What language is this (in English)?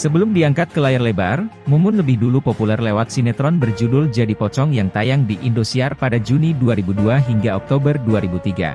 Indonesian